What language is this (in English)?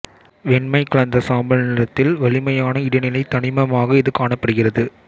Tamil